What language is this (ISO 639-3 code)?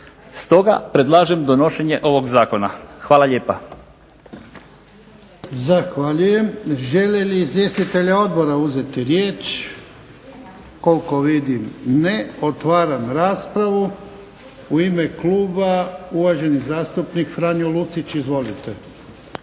hrv